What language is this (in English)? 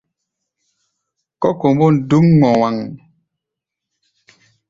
Gbaya